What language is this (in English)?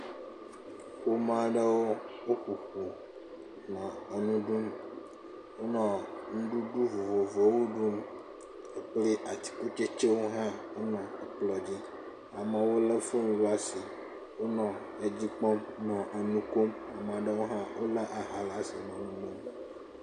Ewe